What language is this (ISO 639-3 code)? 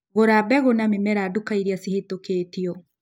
kik